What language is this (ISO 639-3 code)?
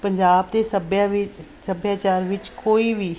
pan